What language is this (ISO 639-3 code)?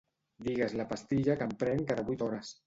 cat